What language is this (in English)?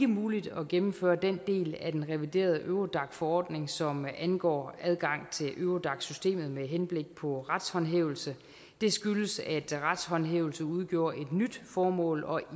Danish